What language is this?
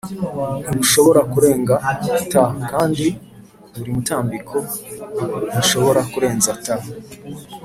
Kinyarwanda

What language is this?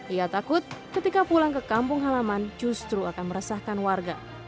Indonesian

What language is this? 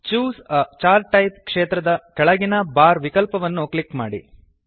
Kannada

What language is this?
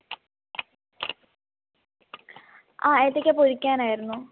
Malayalam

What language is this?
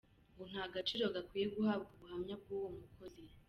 Kinyarwanda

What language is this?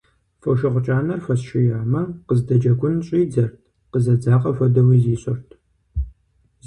Kabardian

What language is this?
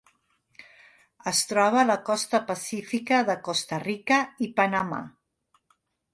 Catalan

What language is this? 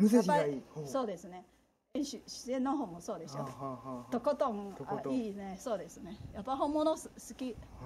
Japanese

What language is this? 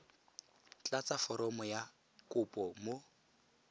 Tswana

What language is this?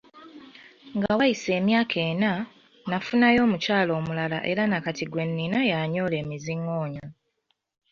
Ganda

